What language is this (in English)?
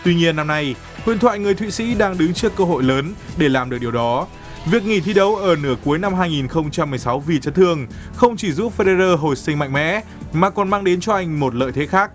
Vietnamese